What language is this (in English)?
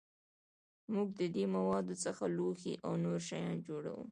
Pashto